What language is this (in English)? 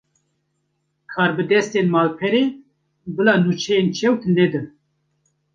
Kurdish